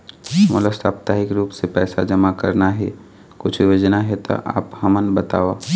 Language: Chhattisgarhi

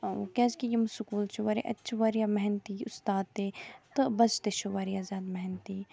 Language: Kashmiri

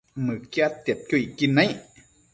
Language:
Matsés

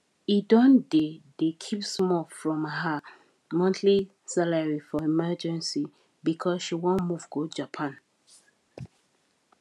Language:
Nigerian Pidgin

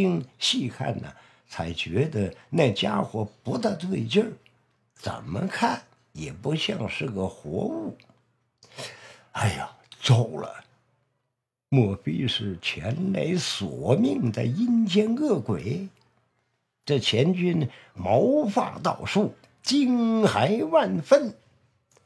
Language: Chinese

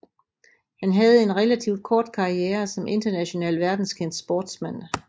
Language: Danish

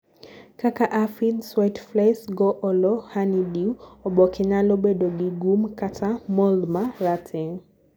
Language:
Luo (Kenya and Tanzania)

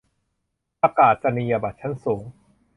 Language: Thai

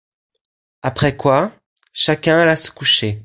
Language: French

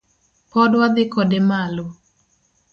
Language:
Luo (Kenya and Tanzania)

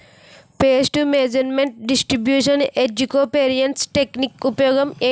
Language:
Telugu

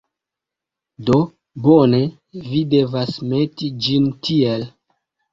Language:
Esperanto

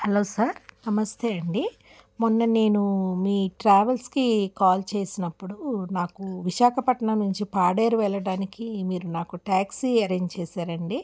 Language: Telugu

